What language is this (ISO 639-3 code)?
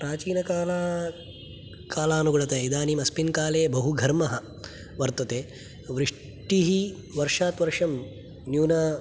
san